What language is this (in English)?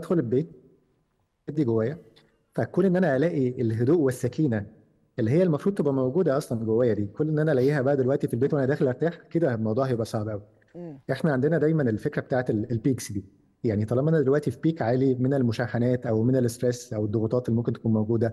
Arabic